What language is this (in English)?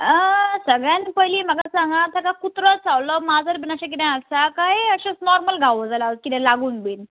Konkani